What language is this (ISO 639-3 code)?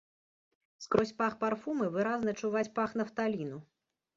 bel